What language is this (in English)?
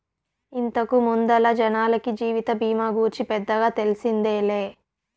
Telugu